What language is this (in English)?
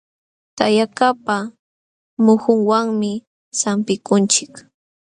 Jauja Wanca Quechua